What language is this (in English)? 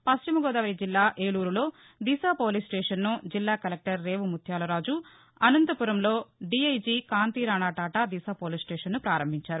Telugu